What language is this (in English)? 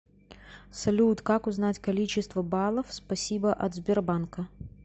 Russian